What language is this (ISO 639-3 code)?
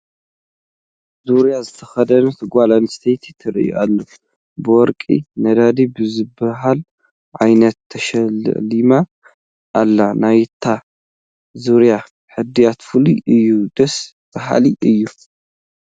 tir